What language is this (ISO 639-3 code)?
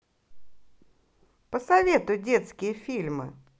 rus